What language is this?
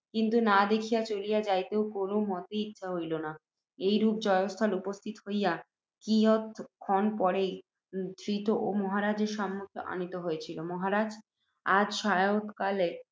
Bangla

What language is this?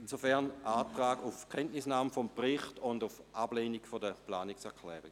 Swiss German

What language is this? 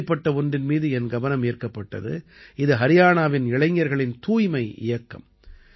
Tamil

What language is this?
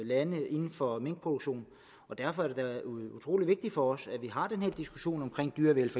Danish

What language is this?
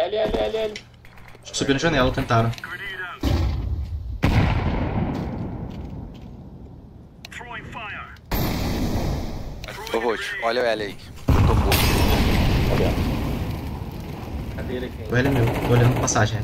Portuguese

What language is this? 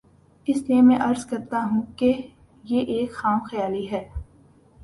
Urdu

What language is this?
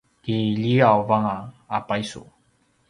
Paiwan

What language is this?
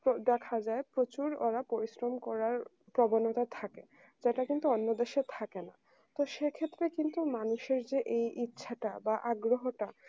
Bangla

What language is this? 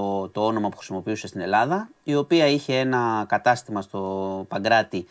Greek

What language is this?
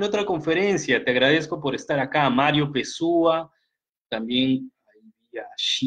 Spanish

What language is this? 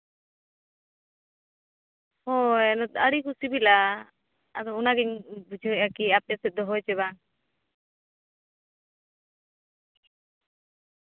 Santali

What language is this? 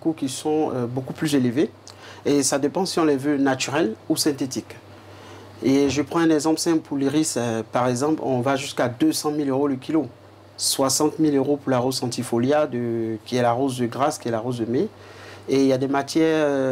French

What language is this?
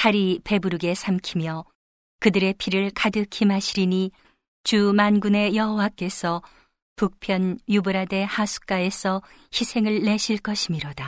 Korean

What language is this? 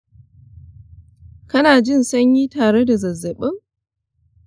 Hausa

